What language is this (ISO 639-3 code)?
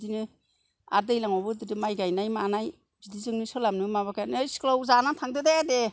brx